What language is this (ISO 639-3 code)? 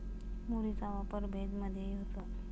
mar